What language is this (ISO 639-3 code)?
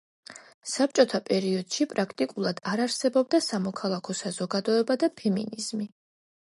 kat